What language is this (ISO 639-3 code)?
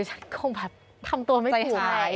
tha